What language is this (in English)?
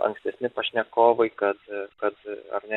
Lithuanian